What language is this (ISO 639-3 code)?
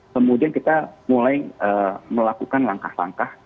ind